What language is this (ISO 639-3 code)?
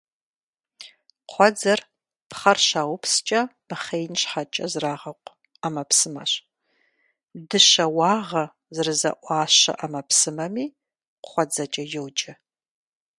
kbd